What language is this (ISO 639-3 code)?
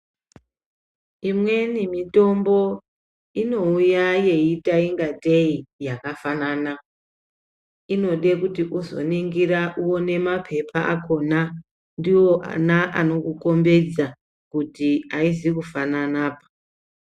ndc